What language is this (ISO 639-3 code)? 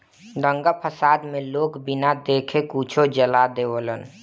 bho